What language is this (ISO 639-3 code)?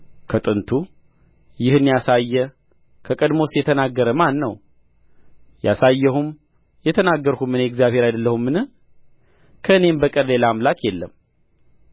amh